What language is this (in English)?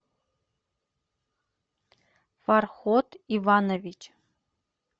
Russian